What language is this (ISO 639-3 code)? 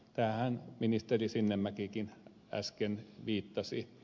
fin